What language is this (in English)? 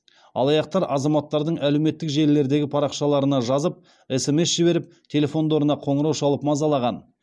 Kazakh